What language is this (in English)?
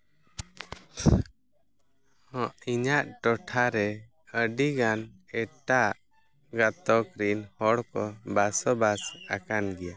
Santali